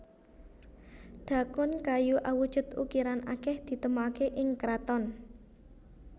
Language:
Javanese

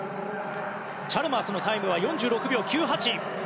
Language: Japanese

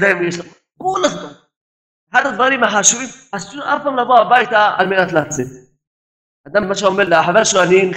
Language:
Hebrew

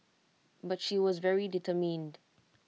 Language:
English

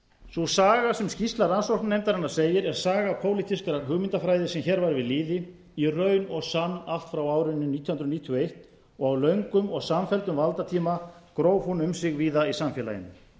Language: Icelandic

